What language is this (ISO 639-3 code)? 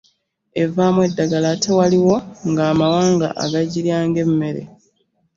lug